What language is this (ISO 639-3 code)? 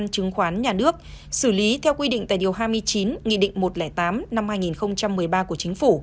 vie